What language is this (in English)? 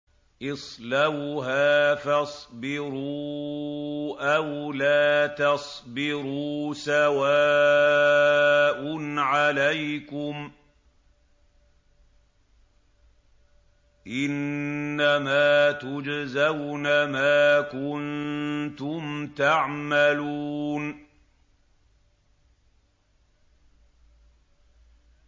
Arabic